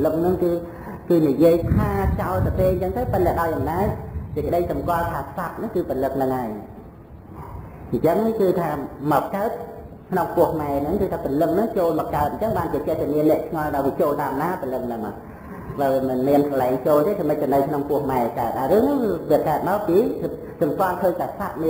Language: Vietnamese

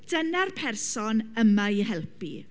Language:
Welsh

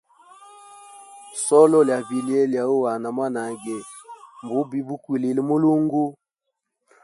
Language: Hemba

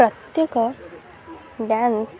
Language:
Odia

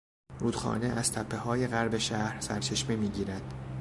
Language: Persian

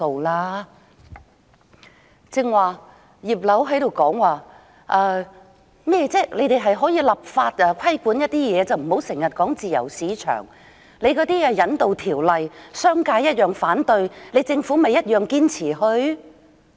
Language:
Cantonese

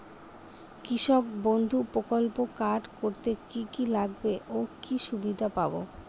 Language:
Bangla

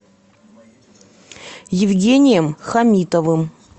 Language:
Russian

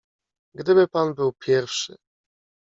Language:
Polish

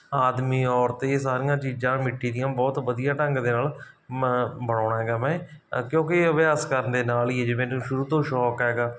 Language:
Punjabi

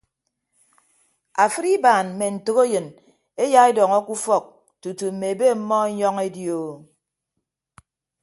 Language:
Ibibio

